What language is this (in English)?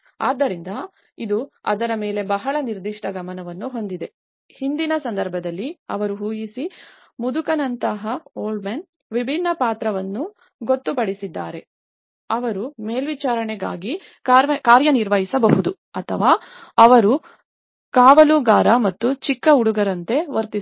Kannada